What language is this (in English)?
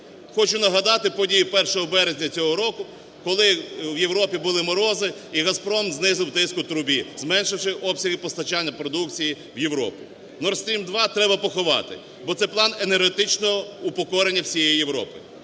Ukrainian